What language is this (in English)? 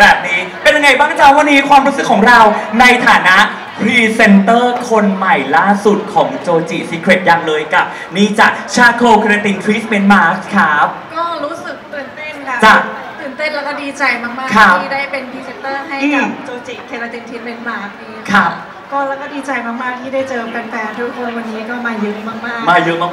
Thai